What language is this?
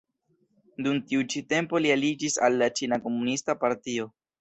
Esperanto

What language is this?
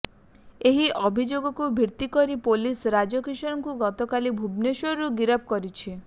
Odia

